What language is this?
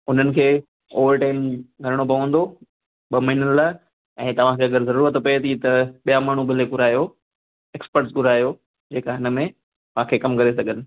Sindhi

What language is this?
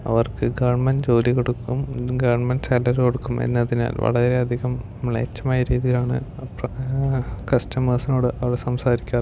Malayalam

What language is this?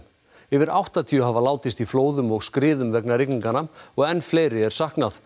Icelandic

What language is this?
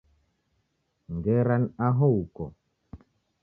Taita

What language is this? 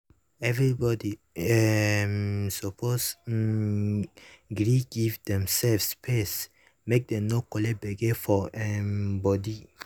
Nigerian Pidgin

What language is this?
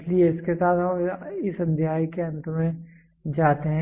Hindi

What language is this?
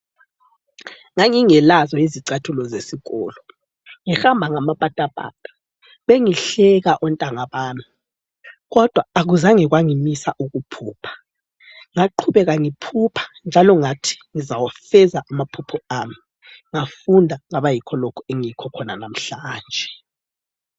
North Ndebele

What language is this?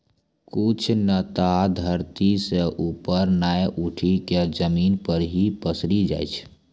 Maithili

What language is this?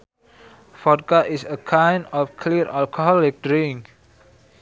Sundanese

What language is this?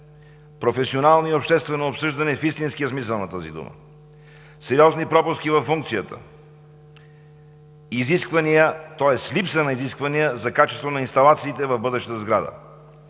Bulgarian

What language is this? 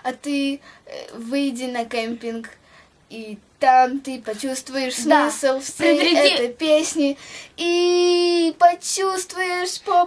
Russian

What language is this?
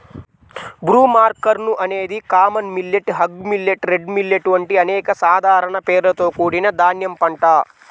Telugu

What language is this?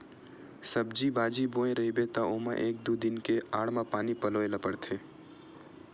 Chhattisgarhi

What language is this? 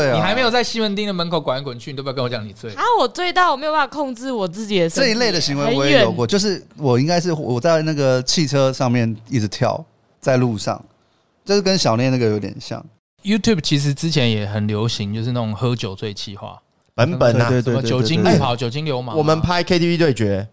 Chinese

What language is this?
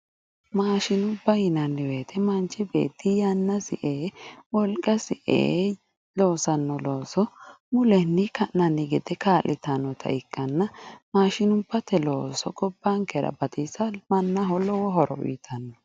Sidamo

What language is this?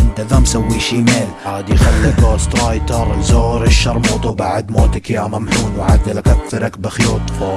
Arabic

